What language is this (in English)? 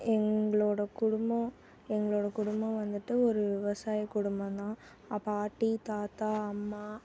Tamil